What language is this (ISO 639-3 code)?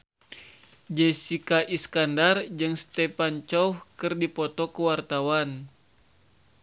sun